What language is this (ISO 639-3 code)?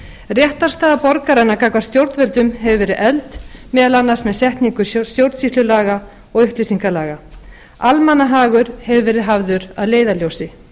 isl